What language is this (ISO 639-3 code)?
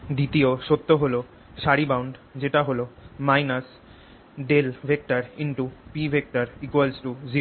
ben